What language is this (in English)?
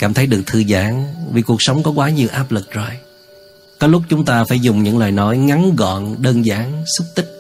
Vietnamese